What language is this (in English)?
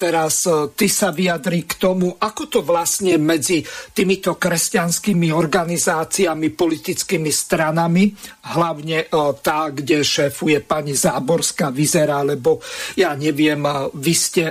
Slovak